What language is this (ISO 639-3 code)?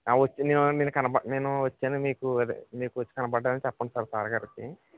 tel